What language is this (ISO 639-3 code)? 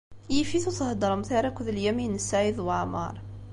kab